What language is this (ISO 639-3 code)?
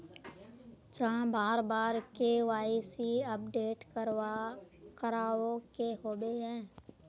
mag